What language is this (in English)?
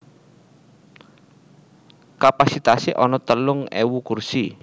Javanese